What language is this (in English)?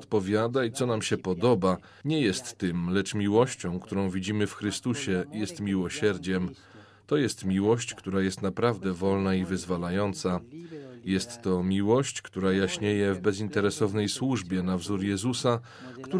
Polish